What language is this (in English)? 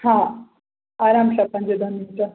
Sindhi